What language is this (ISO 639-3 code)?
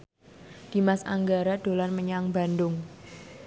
jav